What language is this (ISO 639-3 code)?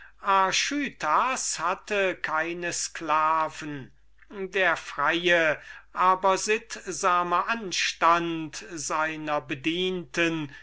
deu